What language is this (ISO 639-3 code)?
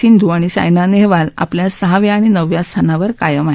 mar